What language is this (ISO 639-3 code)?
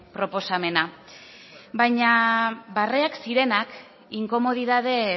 eus